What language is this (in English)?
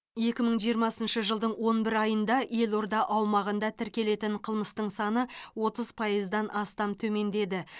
Kazakh